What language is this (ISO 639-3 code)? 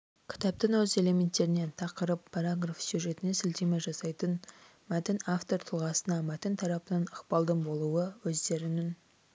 kaz